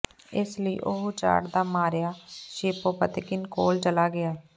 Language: Punjabi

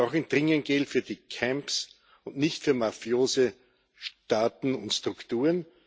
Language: German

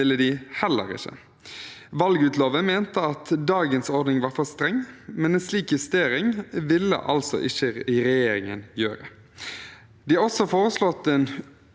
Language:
Norwegian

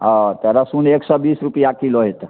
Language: Maithili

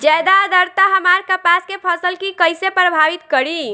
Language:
Bhojpuri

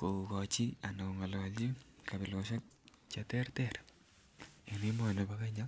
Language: Kalenjin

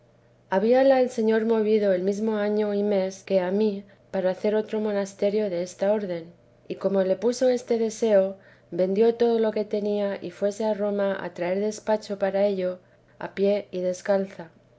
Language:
Spanish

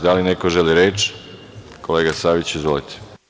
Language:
Serbian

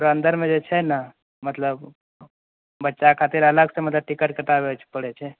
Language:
Maithili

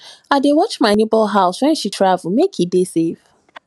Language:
Nigerian Pidgin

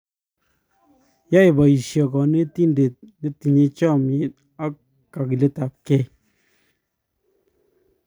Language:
Kalenjin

